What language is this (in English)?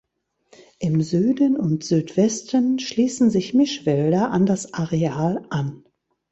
German